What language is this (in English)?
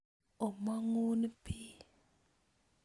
Kalenjin